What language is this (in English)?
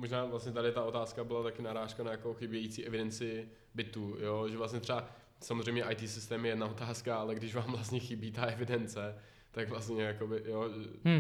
Czech